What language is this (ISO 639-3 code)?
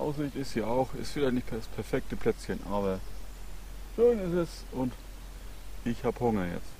deu